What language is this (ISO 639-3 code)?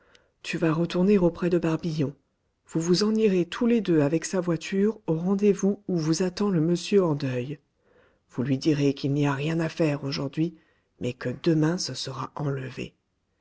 fra